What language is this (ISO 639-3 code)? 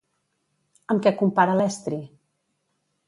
cat